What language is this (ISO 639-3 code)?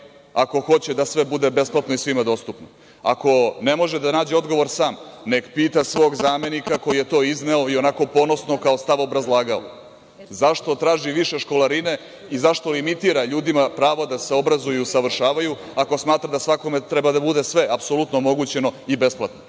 srp